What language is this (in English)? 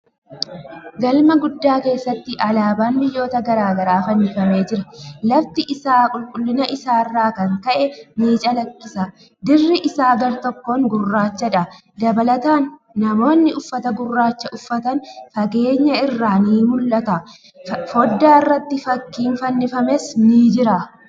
Oromo